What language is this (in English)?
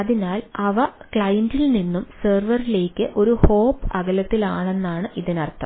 Malayalam